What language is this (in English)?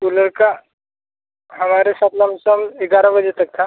Hindi